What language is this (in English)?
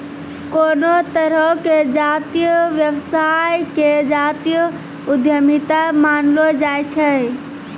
Maithili